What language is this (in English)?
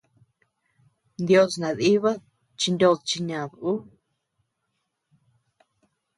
Tepeuxila Cuicatec